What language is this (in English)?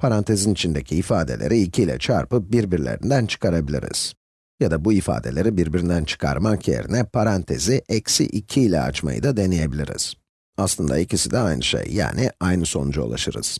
Turkish